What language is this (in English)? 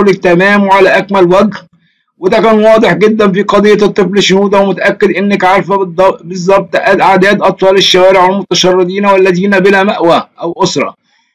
Arabic